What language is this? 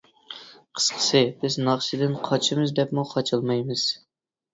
Uyghur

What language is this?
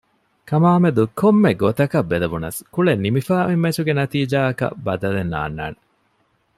Divehi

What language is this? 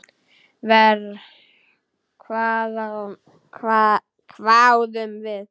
Icelandic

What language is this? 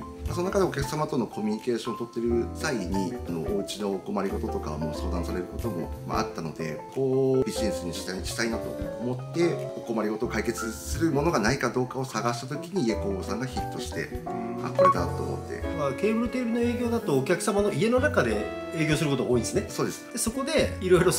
Japanese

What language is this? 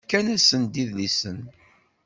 Kabyle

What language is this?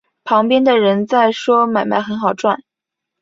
Chinese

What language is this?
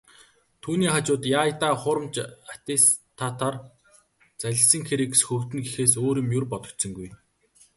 Mongolian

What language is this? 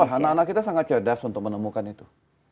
Indonesian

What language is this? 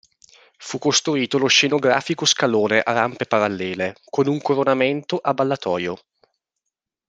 Italian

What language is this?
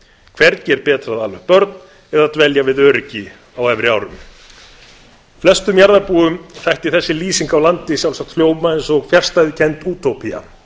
Icelandic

